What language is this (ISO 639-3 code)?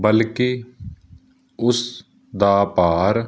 pan